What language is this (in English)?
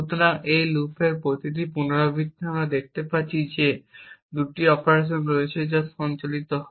Bangla